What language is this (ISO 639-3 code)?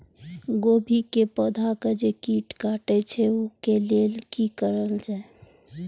mai